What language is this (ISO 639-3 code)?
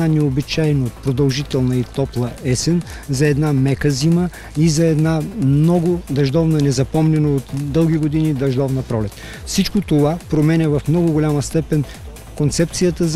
bul